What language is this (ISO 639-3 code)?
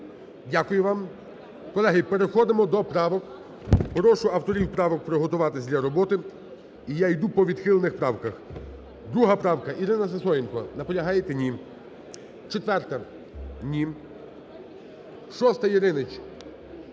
ukr